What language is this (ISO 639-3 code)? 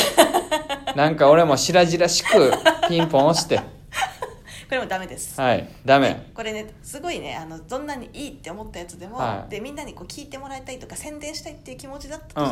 jpn